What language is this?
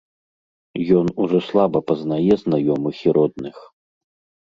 Belarusian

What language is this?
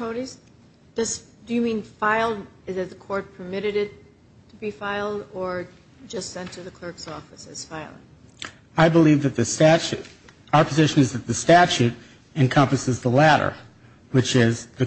English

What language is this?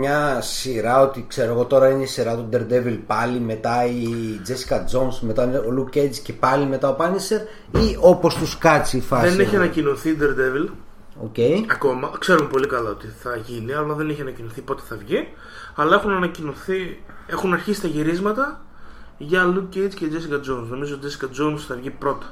Greek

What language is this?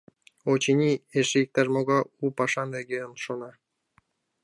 Mari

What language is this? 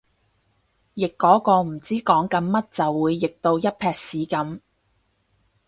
Cantonese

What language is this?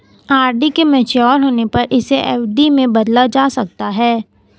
Hindi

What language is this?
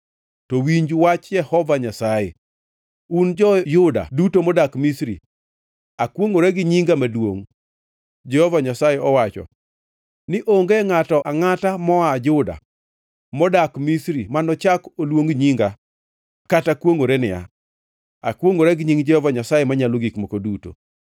Luo (Kenya and Tanzania)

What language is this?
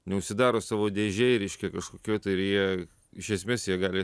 Lithuanian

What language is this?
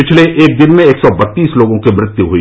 Hindi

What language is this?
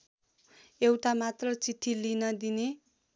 Nepali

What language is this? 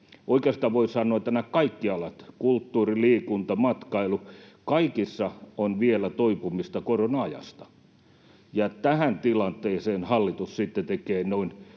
Finnish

